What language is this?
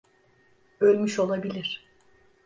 Turkish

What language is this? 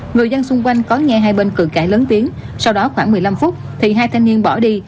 Vietnamese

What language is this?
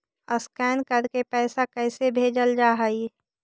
Magahi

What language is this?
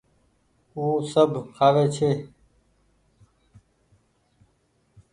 Goaria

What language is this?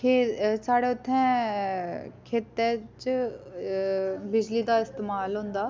Dogri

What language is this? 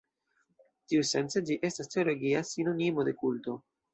Esperanto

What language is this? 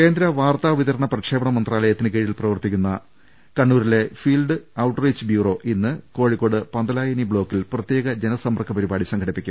Malayalam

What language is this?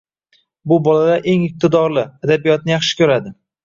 Uzbek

